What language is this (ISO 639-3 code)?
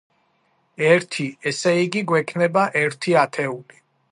kat